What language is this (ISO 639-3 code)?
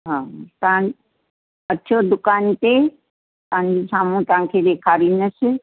snd